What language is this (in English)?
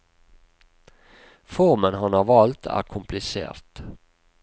Norwegian